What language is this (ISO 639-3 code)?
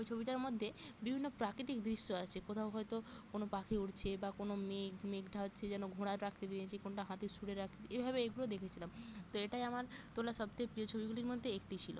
ben